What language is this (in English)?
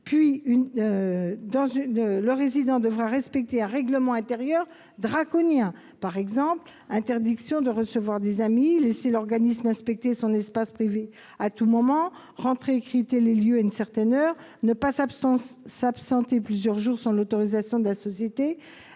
French